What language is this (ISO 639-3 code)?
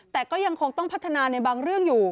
tha